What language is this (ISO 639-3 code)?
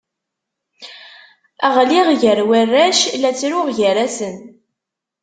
kab